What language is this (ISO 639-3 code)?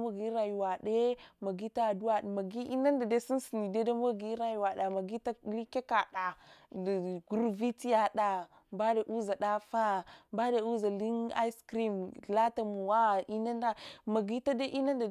hwo